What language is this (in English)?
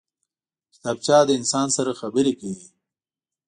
Pashto